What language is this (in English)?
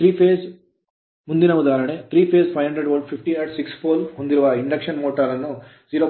Kannada